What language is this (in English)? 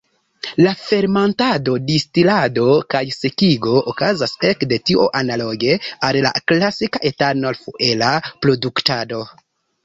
Esperanto